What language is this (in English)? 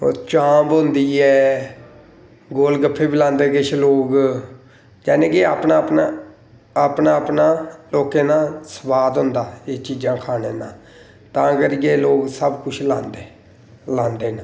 Dogri